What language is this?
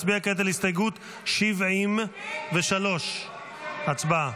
Hebrew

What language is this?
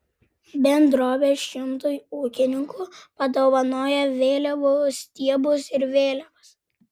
Lithuanian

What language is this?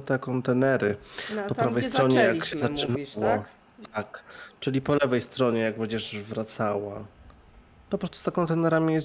Polish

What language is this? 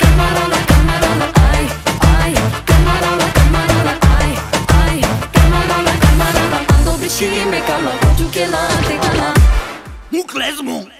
Bulgarian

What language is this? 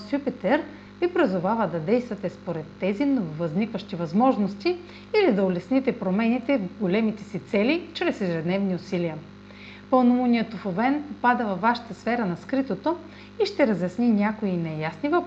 Bulgarian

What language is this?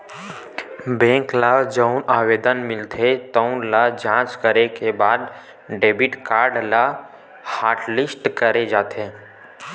Chhattisgarhi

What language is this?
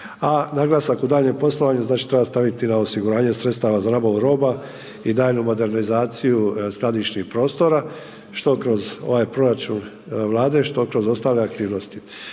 Croatian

